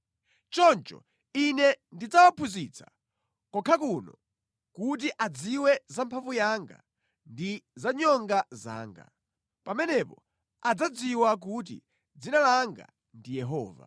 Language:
Nyanja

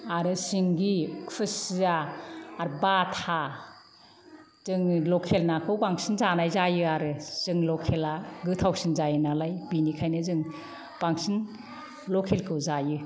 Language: Bodo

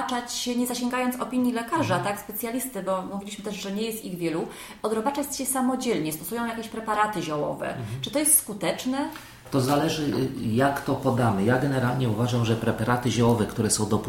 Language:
Polish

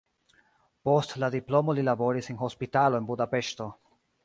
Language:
Esperanto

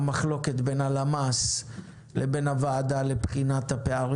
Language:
Hebrew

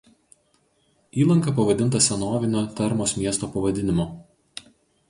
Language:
Lithuanian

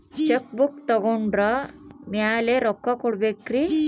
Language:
Kannada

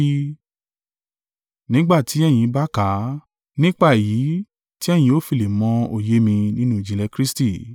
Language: Yoruba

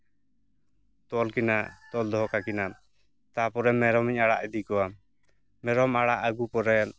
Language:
Santali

